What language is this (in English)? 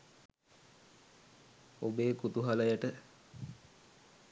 Sinhala